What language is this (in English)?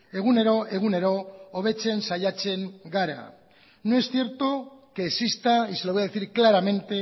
Spanish